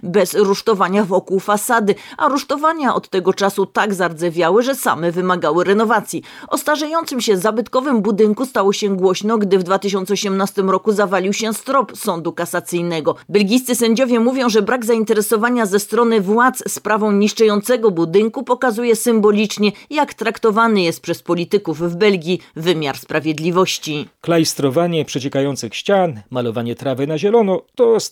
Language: Polish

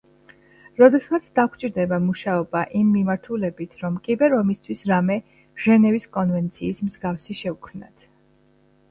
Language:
Georgian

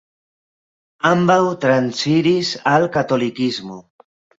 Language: Esperanto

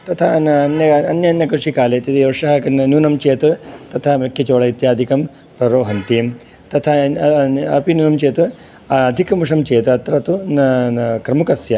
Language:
Sanskrit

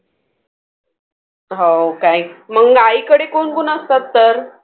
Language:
Marathi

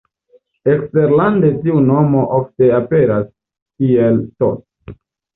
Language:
Esperanto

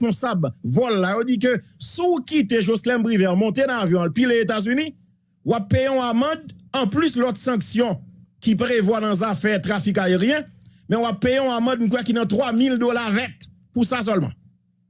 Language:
French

